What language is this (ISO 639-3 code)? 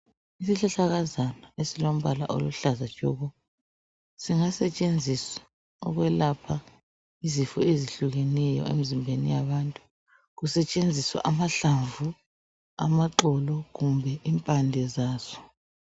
nde